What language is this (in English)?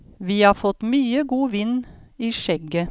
Norwegian